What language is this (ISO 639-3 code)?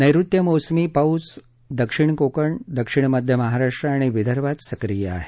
mar